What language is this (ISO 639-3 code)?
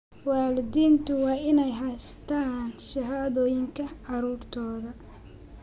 som